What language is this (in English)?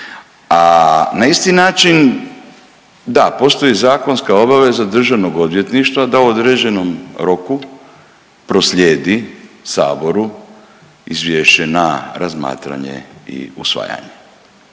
Croatian